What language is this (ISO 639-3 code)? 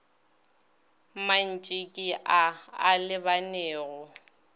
nso